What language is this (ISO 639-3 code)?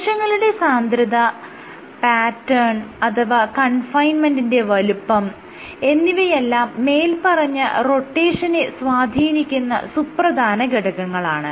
mal